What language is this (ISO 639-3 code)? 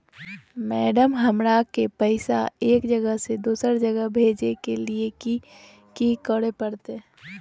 mag